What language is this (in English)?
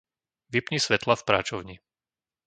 Slovak